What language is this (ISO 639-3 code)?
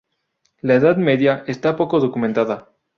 spa